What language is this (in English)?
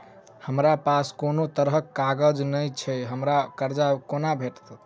Maithili